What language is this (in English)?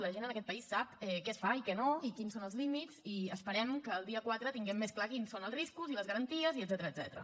Catalan